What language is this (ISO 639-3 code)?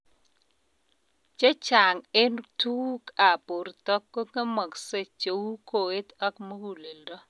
kln